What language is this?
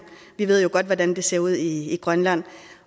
Danish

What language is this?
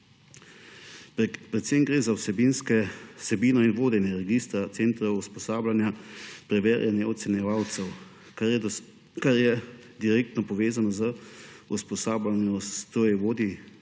Slovenian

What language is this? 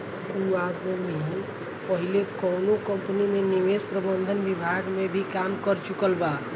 Bhojpuri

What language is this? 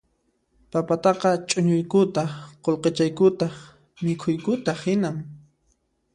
Puno Quechua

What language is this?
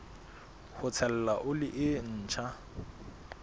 Southern Sotho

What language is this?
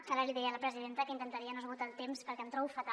Catalan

